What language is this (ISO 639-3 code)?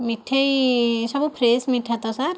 ori